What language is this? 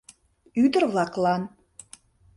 Mari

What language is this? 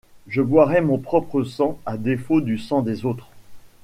French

